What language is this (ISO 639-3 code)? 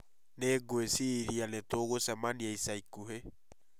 kik